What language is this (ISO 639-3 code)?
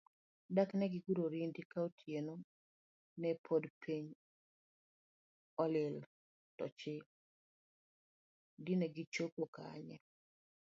luo